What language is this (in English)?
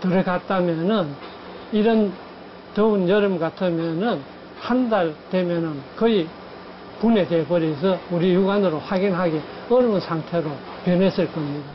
Korean